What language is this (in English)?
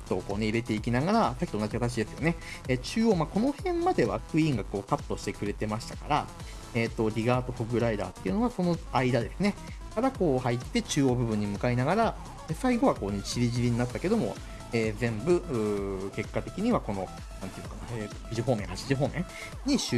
Japanese